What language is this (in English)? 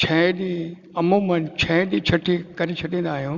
Sindhi